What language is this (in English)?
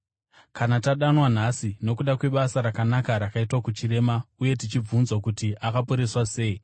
Shona